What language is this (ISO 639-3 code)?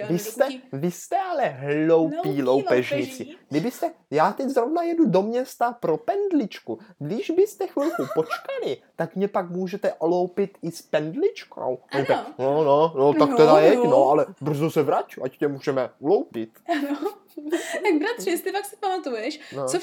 ces